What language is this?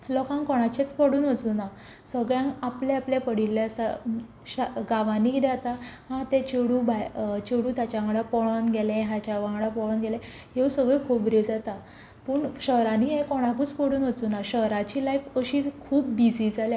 Konkani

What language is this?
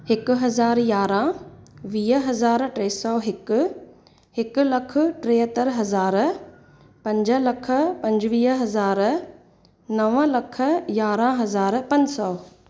Sindhi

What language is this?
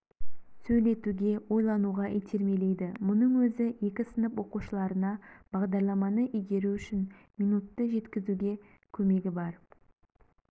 Kazakh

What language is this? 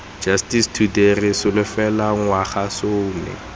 Tswana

